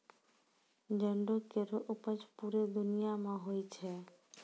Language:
Maithili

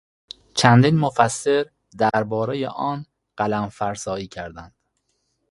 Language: Persian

